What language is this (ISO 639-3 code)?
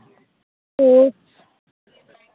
sat